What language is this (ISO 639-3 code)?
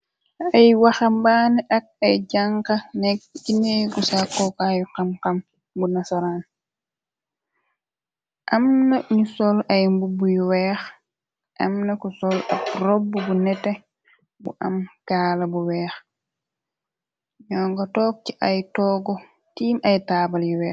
wol